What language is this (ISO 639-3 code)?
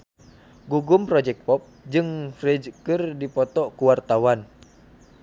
sun